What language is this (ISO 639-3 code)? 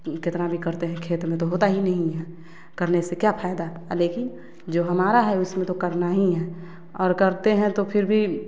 hin